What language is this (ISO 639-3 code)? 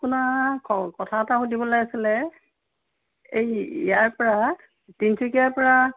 asm